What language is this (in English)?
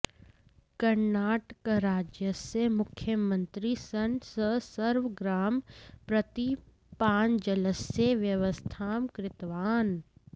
Sanskrit